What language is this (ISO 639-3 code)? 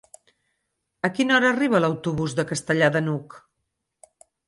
cat